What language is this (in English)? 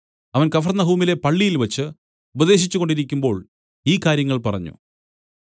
Malayalam